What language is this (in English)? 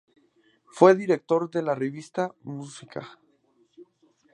Spanish